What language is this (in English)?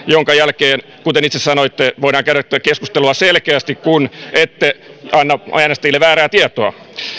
Finnish